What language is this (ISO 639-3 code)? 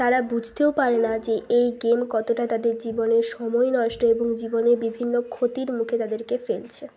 ben